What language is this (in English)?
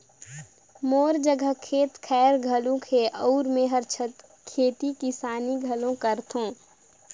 Chhattisgarhi